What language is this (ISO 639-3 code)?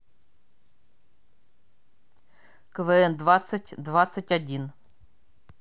rus